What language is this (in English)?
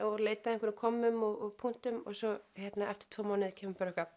Icelandic